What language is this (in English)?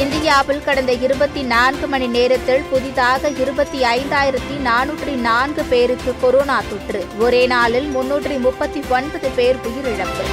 Tamil